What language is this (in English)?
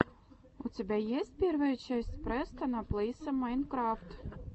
Russian